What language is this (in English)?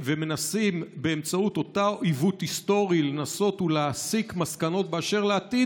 Hebrew